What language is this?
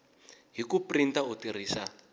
Tsonga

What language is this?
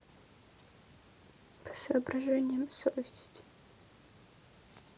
Russian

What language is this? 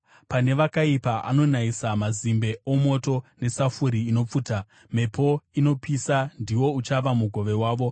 Shona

